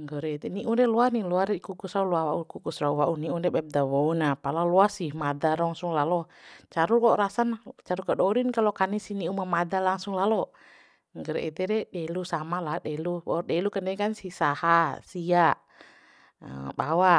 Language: Bima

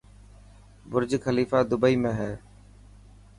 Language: Dhatki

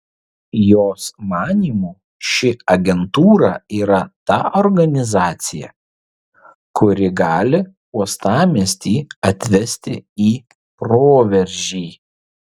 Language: Lithuanian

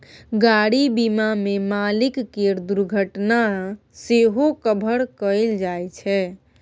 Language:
Maithili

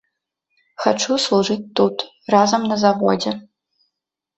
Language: Belarusian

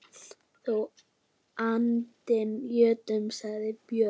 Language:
Icelandic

